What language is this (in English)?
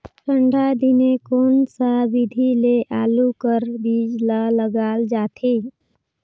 Chhattisgarhi